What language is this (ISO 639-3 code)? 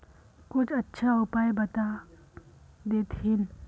mag